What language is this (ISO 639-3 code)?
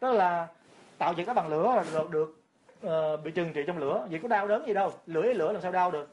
vie